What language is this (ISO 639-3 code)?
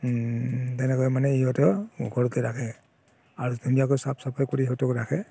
asm